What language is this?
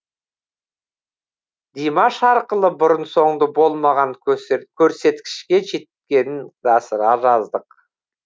Kazakh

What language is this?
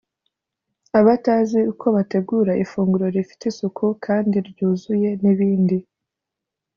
Kinyarwanda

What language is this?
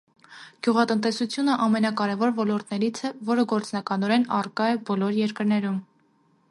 Armenian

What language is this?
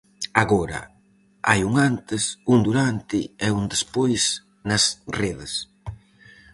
Galician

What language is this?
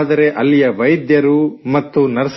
Kannada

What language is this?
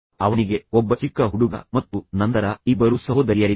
Kannada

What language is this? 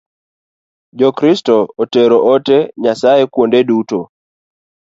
Luo (Kenya and Tanzania)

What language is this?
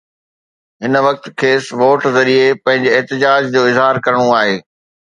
Sindhi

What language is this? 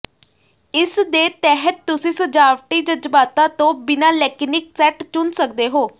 Punjabi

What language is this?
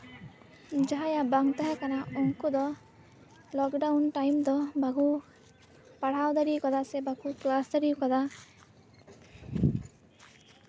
Santali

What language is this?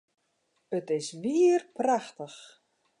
Western Frisian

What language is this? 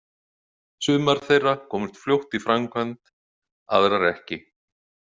Icelandic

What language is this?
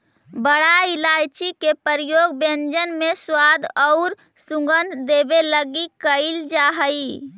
Magahi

